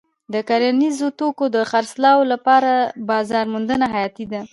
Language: Pashto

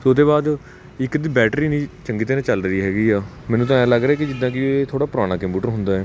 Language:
Punjabi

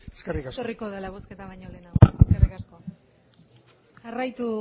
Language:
Basque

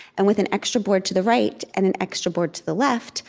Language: English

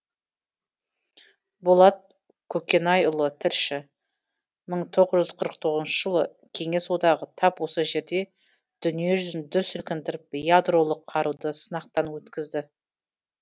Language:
Kazakh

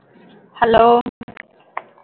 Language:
Tamil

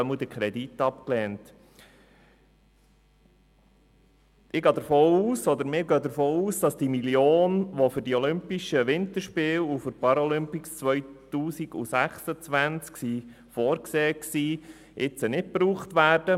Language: Swiss German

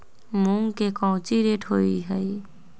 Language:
Magahi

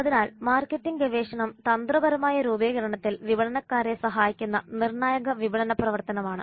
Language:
Malayalam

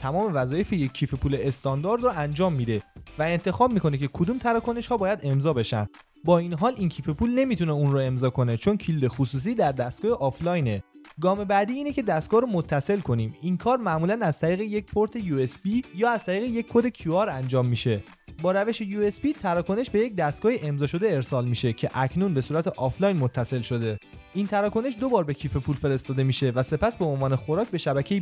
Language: Persian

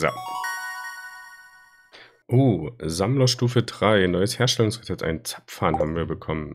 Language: German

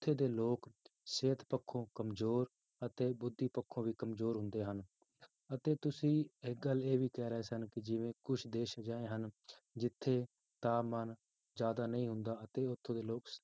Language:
Punjabi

